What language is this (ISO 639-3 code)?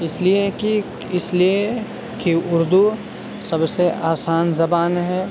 urd